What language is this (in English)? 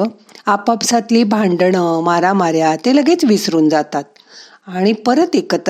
Marathi